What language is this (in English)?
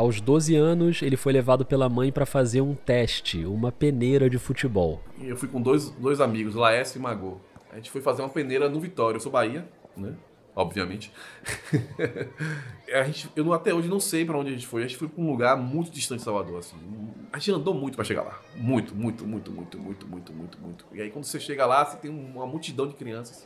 Portuguese